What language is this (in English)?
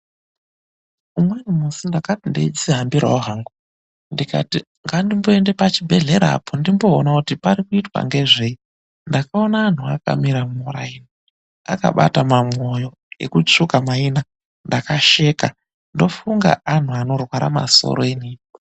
Ndau